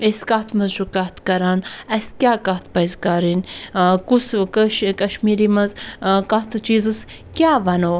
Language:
Kashmiri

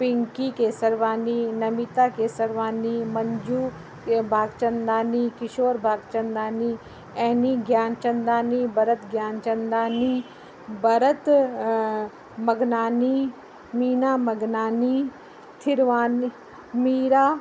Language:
Sindhi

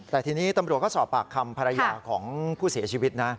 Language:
Thai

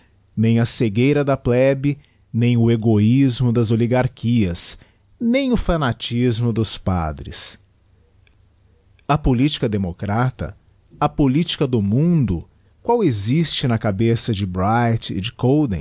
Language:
Portuguese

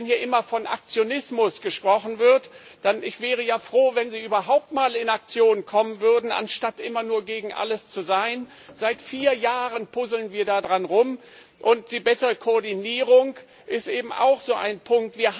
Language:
German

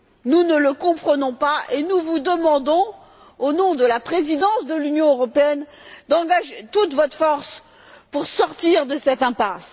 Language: French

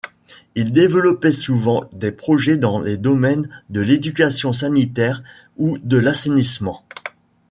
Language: French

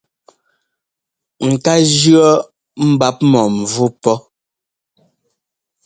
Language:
Ngomba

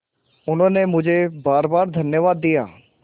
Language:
Hindi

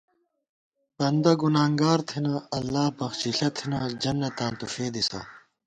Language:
Gawar-Bati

